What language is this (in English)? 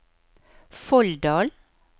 Norwegian